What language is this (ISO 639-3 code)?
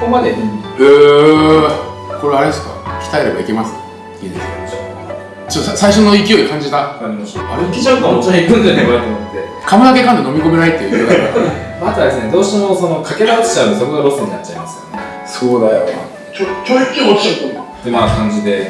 jpn